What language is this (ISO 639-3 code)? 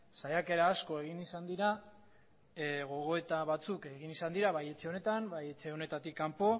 eus